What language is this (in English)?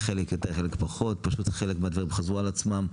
Hebrew